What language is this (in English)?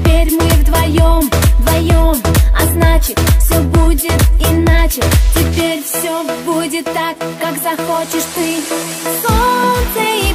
Polish